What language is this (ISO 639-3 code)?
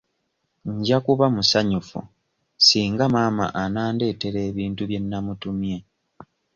lug